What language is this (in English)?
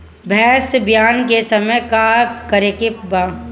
Bhojpuri